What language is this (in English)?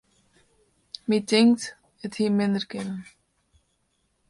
Western Frisian